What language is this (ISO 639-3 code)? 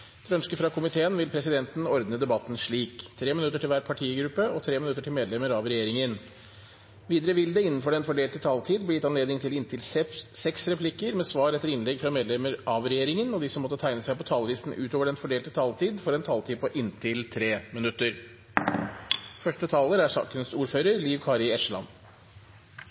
nor